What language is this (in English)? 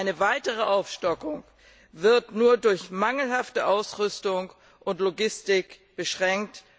German